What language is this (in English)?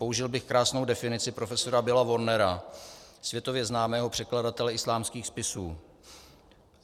Czech